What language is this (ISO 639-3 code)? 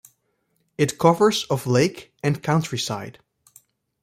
eng